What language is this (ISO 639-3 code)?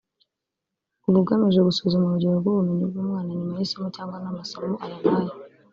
kin